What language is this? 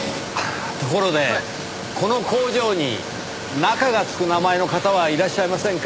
Japanese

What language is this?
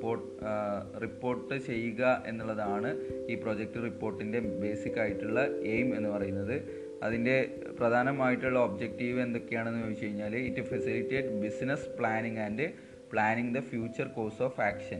Malayalam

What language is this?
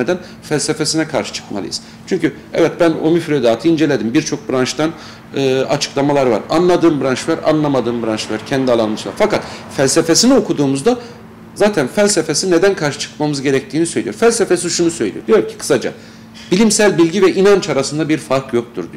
Turkish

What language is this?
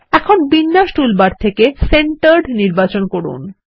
Bangla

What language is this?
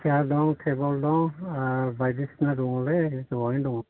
Bodo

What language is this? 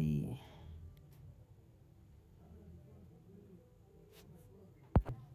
Bondei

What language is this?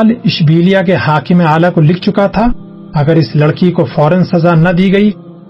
Urdu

